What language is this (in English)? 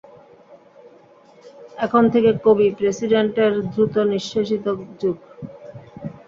Bangla